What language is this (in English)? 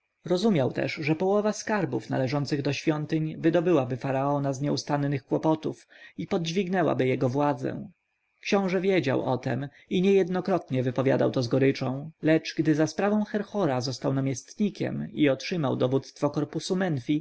Polish